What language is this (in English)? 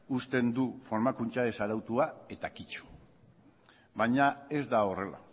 Basque